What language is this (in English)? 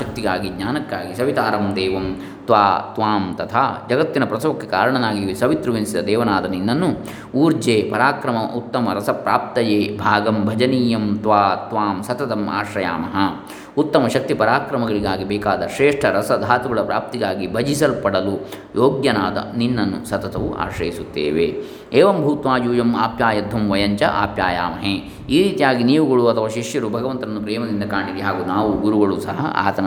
Kannada